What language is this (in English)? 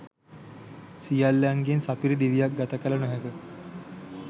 Sinhala